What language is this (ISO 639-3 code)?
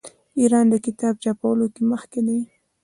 pus